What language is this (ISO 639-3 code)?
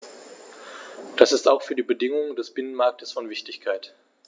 deu